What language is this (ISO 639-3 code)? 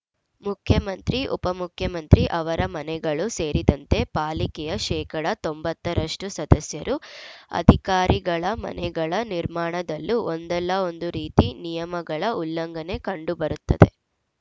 kan